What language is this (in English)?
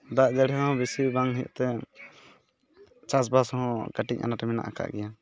Santali